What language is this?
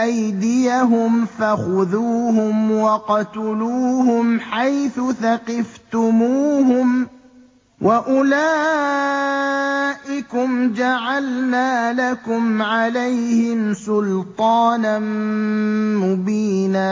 Arabic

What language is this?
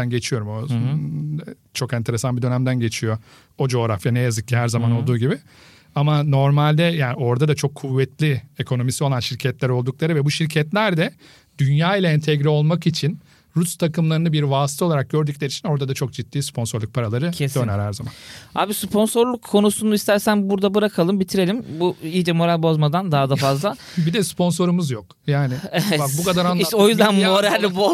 Turkish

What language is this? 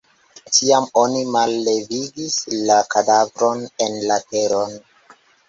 Esperanto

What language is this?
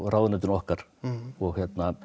Icelandic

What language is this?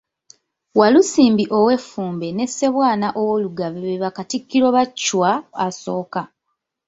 Ganda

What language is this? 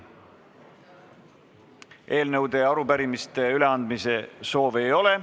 Estonian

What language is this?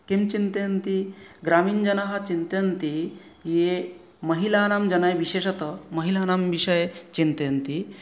Sanskrit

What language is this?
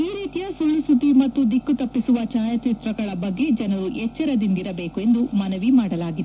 Kannada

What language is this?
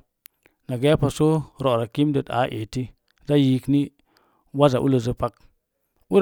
Mom Jango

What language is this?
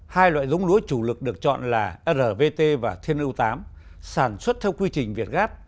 Vietnamese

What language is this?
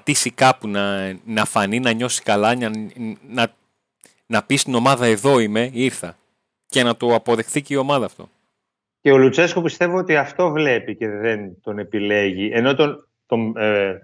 Greek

